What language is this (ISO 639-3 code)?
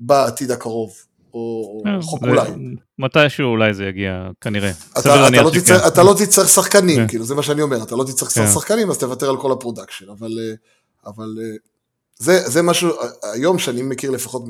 heb